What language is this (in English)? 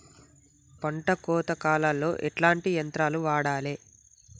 Telugu